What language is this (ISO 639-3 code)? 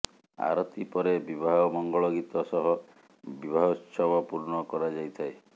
ori